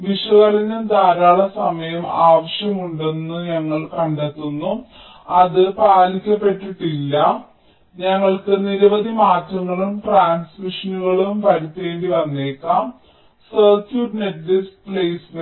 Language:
Malayalam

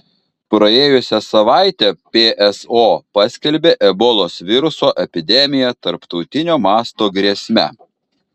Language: Lithuanian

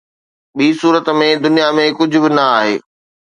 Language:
Sindhi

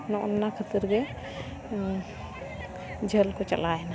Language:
Santali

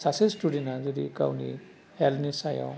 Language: Bodo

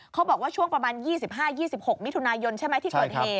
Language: Thai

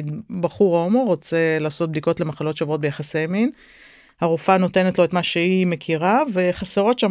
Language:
Hebrew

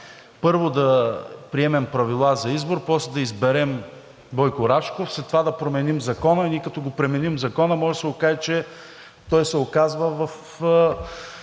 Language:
Bulgarian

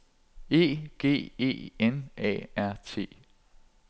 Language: Danish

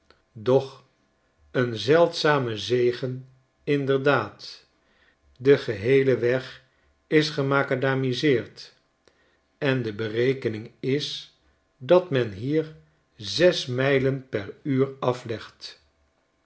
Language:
Dutch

